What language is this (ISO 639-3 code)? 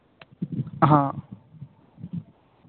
hin